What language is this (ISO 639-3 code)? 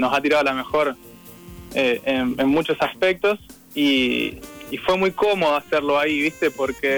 spa